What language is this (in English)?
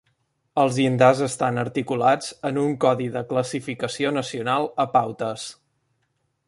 Catalan